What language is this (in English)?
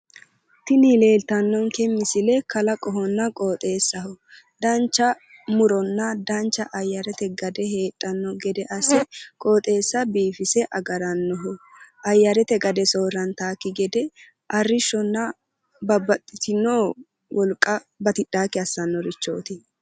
Sidamo